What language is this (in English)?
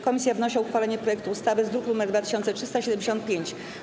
Polish